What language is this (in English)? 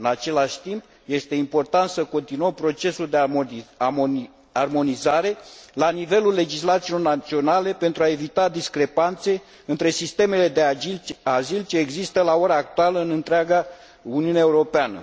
Romanian